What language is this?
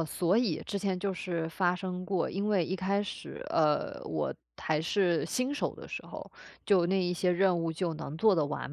Chinese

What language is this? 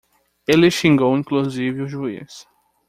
Portuguese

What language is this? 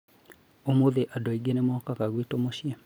Kikuyu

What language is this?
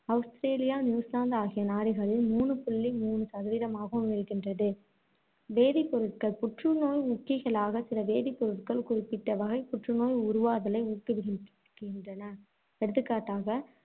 Tamil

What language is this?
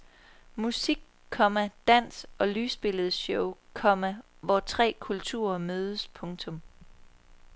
Danish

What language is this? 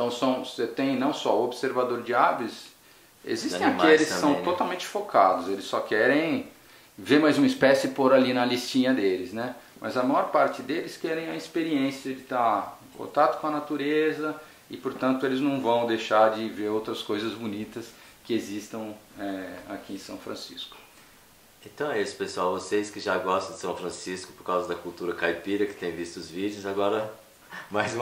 Portuguese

